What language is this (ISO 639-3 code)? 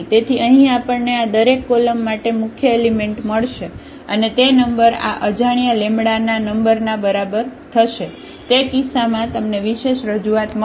guj